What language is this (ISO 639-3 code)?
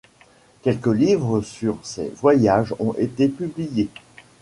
fra